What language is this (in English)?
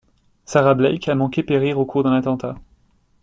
French